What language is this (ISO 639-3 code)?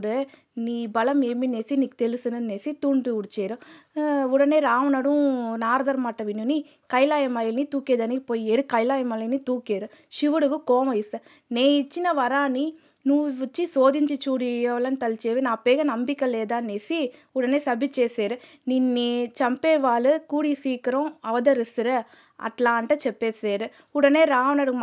tel